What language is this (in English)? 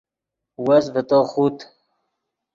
Yidgha